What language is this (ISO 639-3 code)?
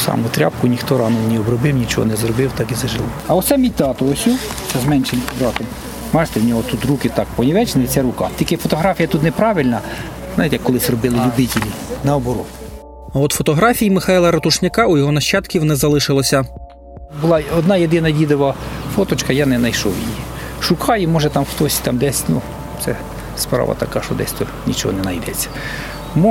ukr